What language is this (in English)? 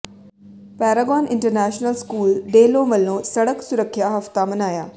Punjabi